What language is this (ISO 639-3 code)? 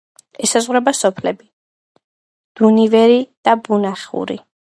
kat